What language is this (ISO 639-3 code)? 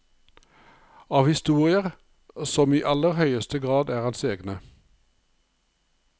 nor